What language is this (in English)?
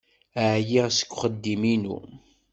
Kabyle